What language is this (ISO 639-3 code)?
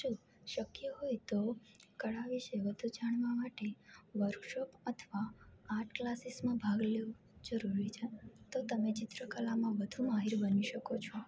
guj